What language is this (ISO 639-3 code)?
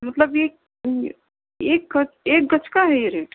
urd